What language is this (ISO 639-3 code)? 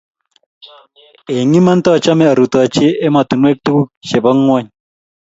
kln